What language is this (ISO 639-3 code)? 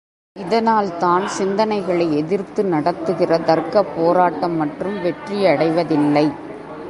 tam